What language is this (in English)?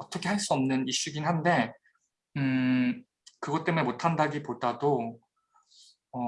Korean